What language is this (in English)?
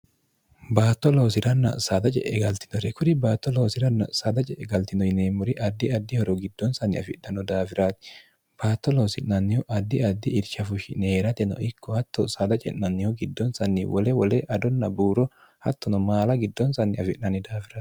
Sidamo